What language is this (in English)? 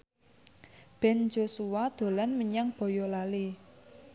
Javanese